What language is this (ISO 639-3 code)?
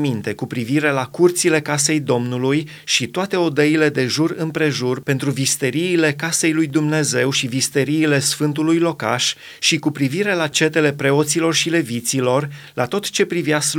ron